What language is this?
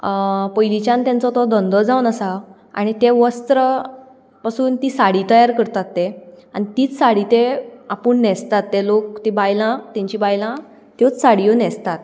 Konkani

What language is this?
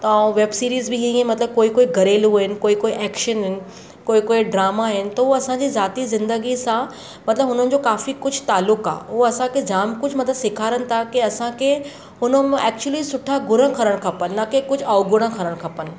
Sindhi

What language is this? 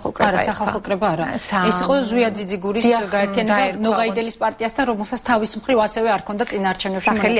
Romanian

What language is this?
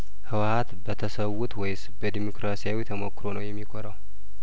Amharic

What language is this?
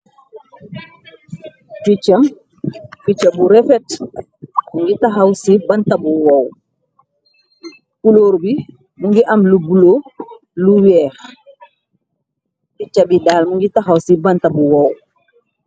Wolof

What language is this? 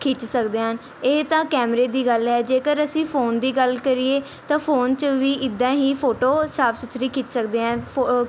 Punjabi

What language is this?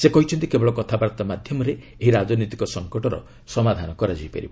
Odia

